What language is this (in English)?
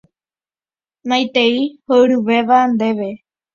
Guarani